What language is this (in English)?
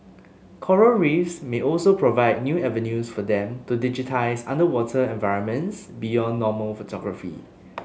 English